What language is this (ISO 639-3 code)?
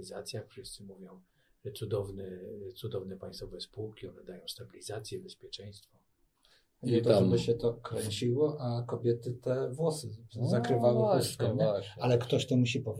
pol